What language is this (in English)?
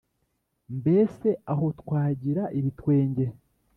Kinyarwanda